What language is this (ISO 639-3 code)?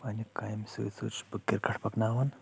kas